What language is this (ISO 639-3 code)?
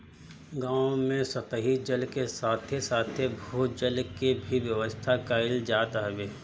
bho